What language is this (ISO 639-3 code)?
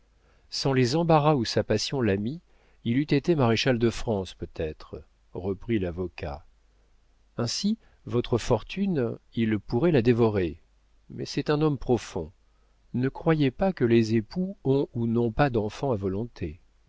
fra